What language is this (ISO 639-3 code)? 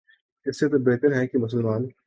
urd